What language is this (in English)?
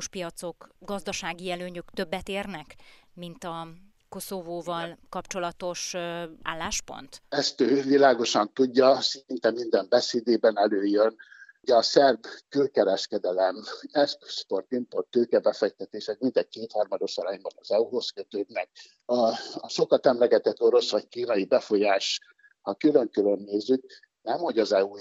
Hungarian